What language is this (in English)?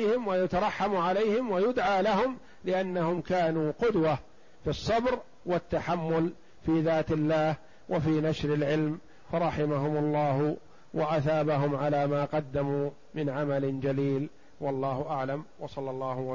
Arabic